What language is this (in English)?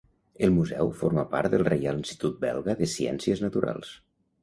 Catalan